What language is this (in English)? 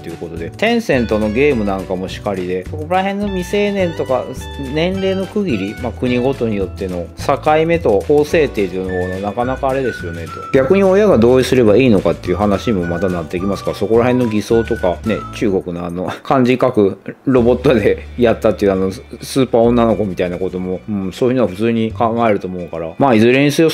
Japanese